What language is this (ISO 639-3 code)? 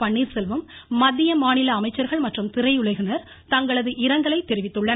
tam